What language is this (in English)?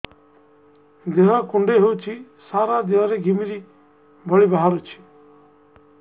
Odia